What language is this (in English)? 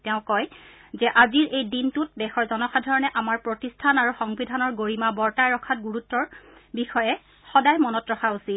Assamese